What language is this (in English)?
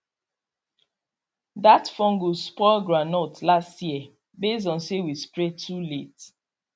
Nigerian Pidgin